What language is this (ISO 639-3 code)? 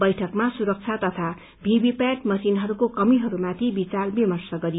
nep